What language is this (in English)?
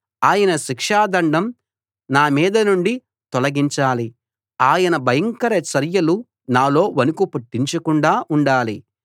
Telugu